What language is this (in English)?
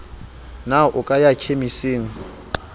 Southern Sotho